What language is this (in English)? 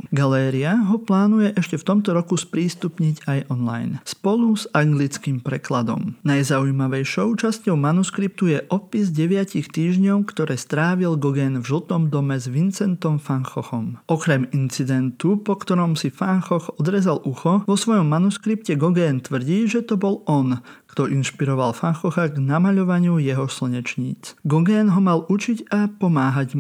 Slovak